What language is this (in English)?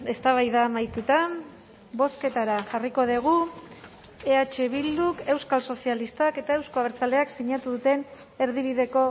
Basque